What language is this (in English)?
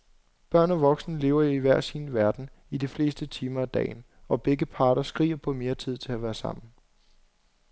Danish